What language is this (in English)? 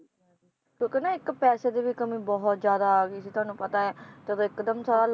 Punjabi